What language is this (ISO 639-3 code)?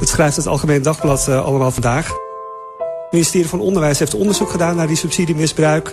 nld